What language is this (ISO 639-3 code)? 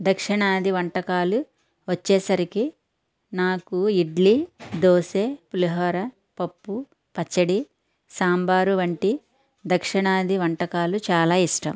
tel